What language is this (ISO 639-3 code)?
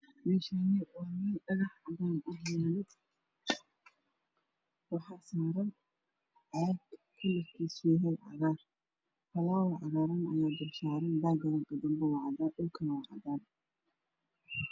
som